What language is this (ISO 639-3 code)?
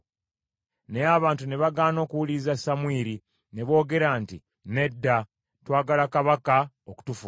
lug